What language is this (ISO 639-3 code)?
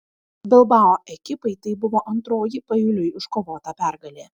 lit